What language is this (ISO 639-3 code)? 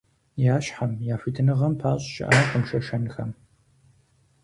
kbd